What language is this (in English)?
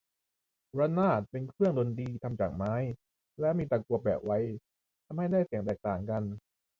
Thai